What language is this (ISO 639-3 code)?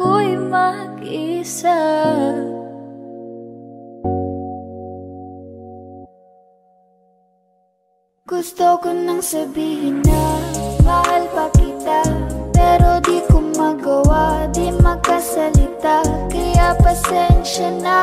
fil